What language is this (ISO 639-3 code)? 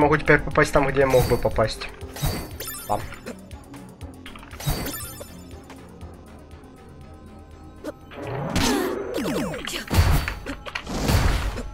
rus